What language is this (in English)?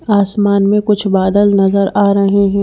Hindi